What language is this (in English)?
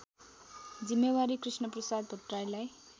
Nepali